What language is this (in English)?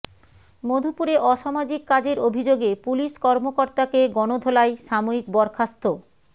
Bangla